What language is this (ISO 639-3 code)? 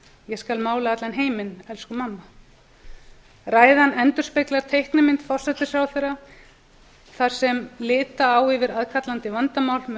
isl